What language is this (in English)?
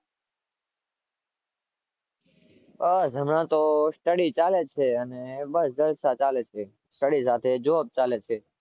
Gujarati